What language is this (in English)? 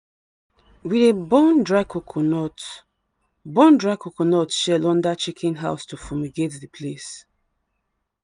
Nigerian Pidgin